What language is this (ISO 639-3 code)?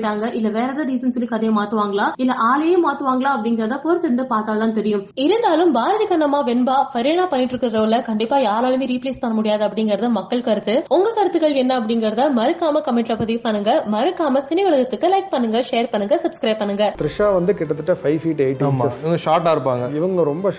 tam